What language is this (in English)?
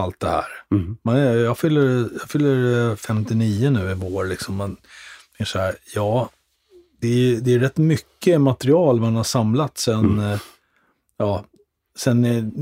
Swedish